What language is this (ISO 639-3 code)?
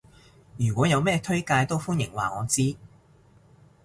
yue